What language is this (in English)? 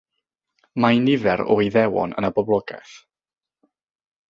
Welsh